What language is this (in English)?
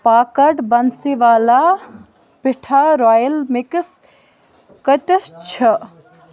Kashmiri